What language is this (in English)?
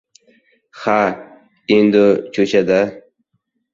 Uzbek